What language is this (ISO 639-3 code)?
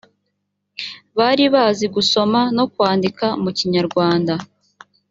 kin